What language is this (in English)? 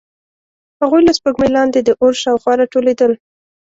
Pashto